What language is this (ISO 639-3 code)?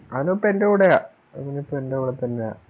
mal